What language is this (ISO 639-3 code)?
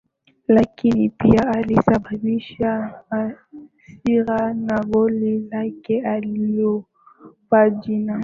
swa